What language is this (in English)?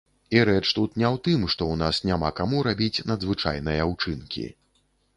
Belarusian